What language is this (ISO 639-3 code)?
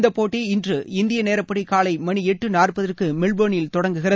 tam